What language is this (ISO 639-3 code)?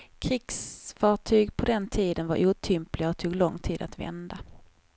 swe